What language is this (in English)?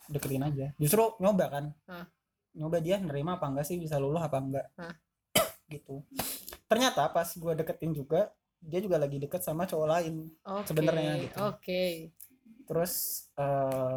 Indonesian